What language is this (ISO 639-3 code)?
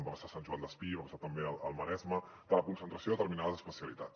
cat